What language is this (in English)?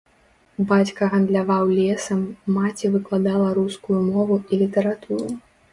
Belarusian